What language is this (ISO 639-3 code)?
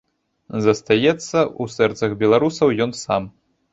bel